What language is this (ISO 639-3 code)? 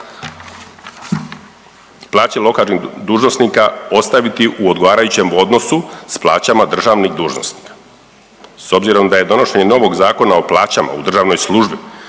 hrv